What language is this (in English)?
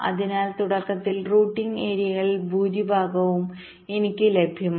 Malayalam